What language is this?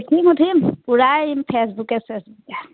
Assamese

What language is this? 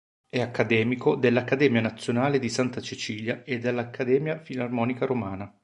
Italian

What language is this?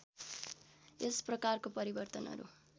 Nepali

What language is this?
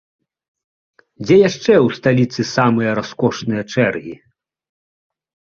Belarusian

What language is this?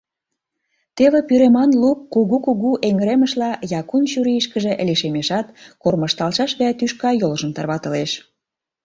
Mari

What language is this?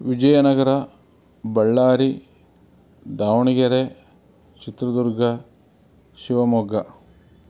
Kannada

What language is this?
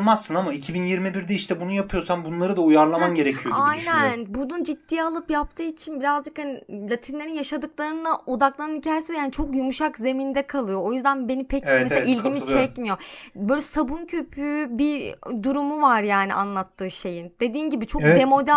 Turkish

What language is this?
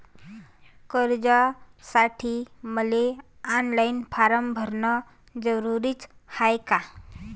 Marathi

